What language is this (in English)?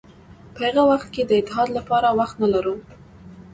Pashto